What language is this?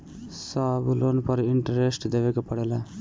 Bhojpuri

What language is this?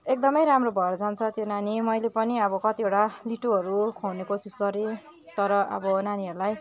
Nepali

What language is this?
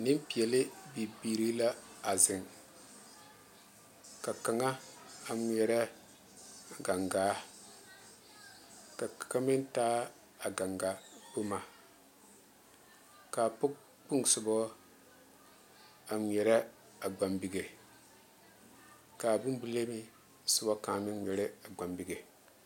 Southern Dagaare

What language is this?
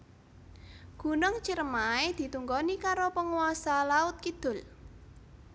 Javanese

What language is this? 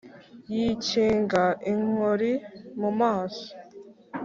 Kinyarwanda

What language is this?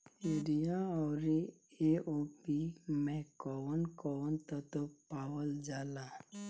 Bhojpuri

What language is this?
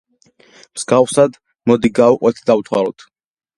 Georgian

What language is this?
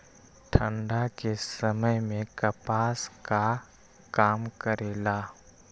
Magahi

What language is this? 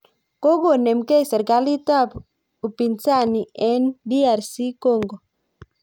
Kalenjin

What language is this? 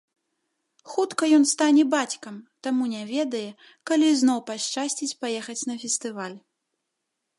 Belarusian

